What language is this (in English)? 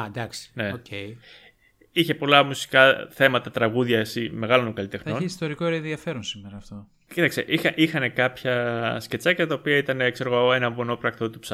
Greek